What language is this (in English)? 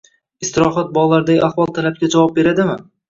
Uzbek